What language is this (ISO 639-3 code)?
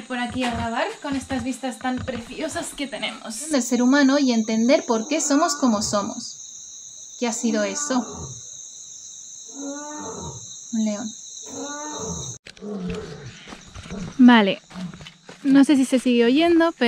spa